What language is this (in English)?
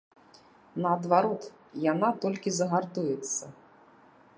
Belarusian